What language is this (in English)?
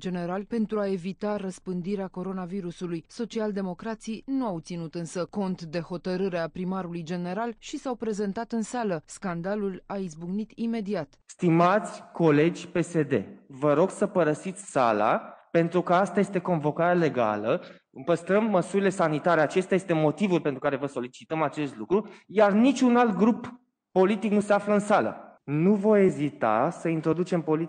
Romanian